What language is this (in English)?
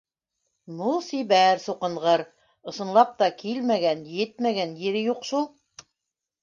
Bashkir